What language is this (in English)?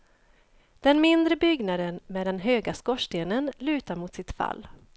Swedish